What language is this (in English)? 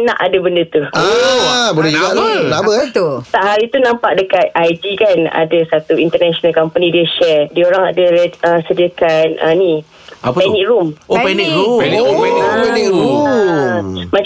Malay